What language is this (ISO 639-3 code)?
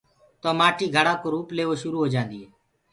ggg